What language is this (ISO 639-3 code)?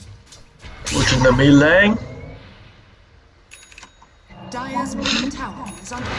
eng